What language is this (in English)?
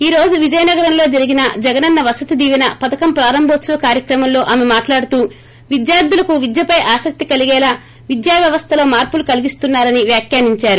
Telugu